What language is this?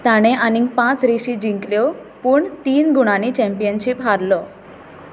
Konkani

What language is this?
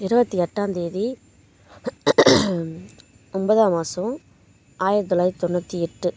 Tamil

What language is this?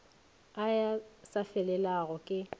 Northern Sotho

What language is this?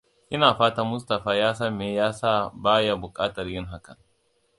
Hausa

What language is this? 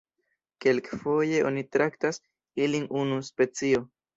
Esperanto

